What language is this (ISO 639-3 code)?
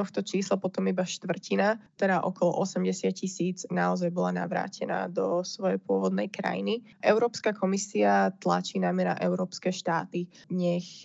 slk